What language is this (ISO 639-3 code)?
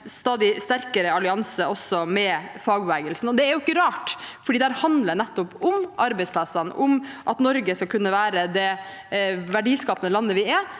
nor